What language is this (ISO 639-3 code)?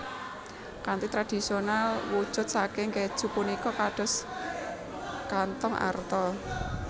jav